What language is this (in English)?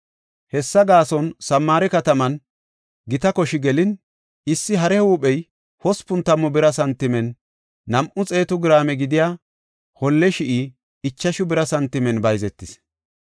Gofa